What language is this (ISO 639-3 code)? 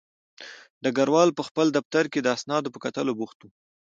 pus